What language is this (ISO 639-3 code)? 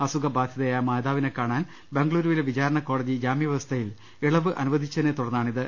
mal